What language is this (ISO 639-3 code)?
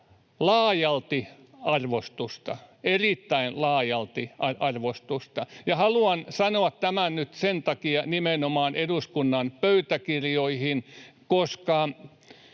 fin